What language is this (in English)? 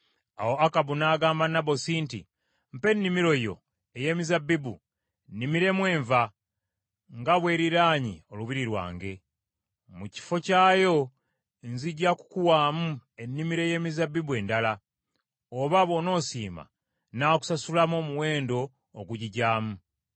Ganda